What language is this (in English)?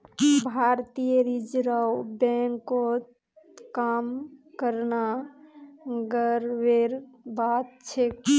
Magahi